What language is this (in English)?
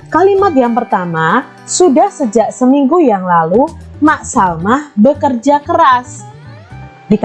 Indonesian